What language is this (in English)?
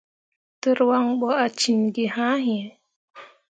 Mundang